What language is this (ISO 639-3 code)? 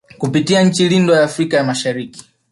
swa